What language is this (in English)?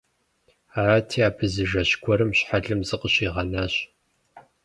Kabardian